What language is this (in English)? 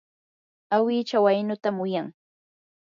Yanahuanca Pasco Quechua